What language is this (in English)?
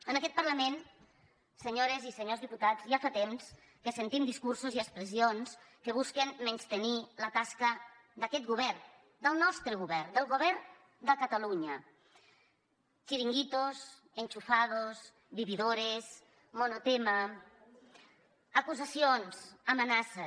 Catalan